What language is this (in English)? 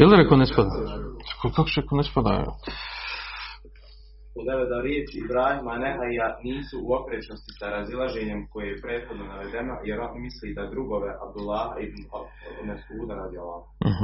Croatian